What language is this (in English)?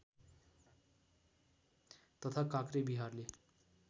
Nepali